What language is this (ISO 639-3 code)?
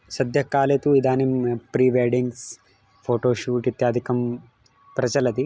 san